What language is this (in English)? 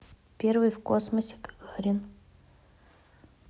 Russian